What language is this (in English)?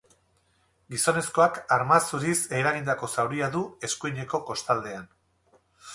Basque